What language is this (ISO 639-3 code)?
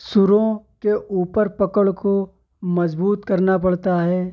urd